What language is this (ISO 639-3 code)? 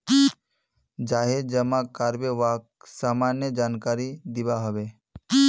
mag